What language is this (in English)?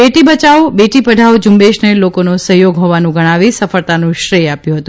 Gujarati